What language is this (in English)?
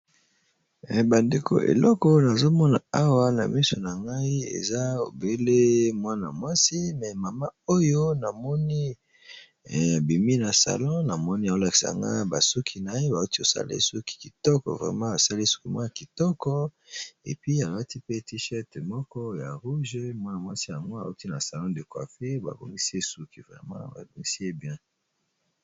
Lingala